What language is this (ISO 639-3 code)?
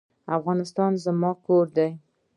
pus